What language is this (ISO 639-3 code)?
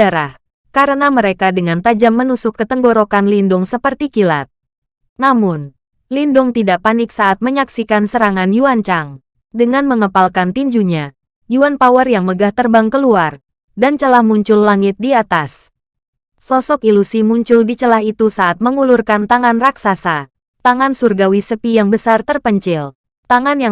ind